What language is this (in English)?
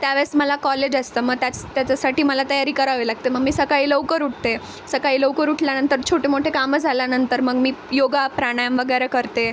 Marathi